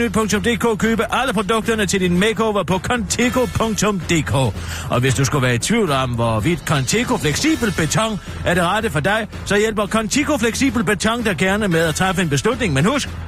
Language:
Danish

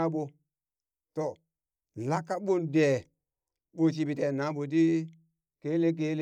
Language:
Burak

